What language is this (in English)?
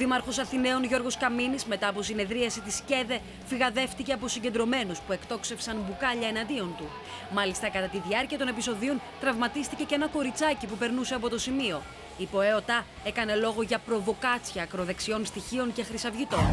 Greek